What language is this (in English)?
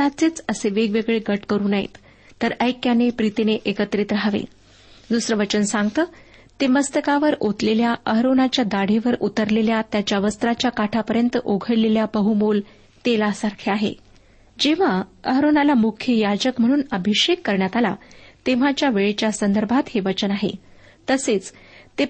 Marathi